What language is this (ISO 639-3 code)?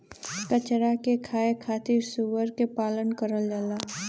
bho